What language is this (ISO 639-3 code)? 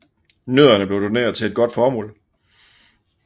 dan